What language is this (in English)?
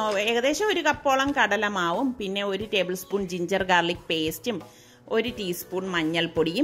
Hindi